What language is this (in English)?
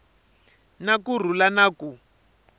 Tsonga